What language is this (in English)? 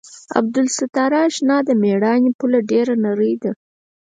Pashto